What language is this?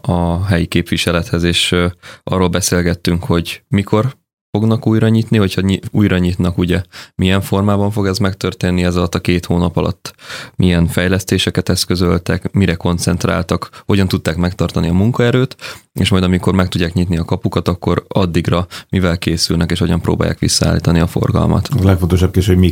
Hungarian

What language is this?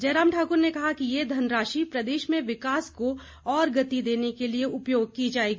Hindi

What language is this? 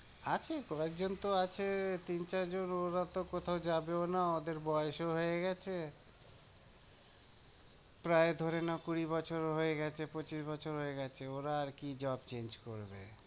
Bangla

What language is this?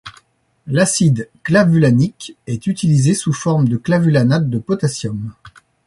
French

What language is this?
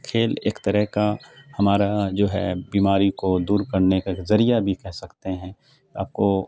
Urdu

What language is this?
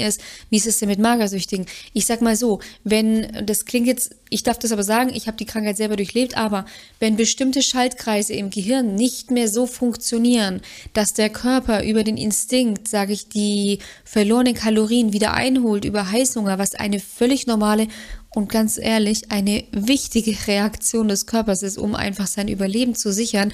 German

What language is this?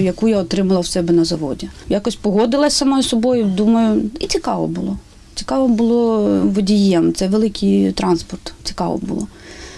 Ukrainian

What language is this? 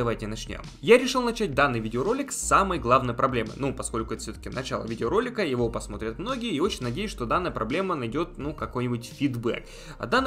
Russian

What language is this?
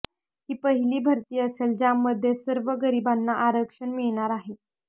Marathi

